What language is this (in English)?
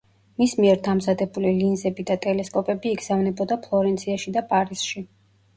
Georgian